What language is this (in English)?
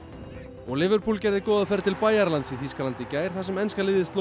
Icelandic